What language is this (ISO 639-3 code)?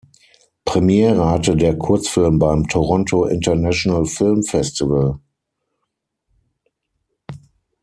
deu